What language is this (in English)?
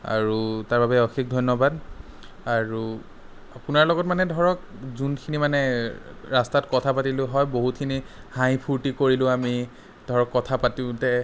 Assamese